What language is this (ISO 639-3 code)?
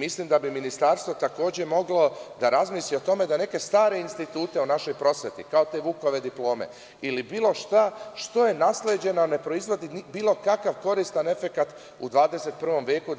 srp